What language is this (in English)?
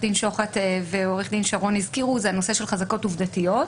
Hebrew